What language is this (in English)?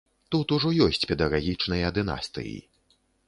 Belarusian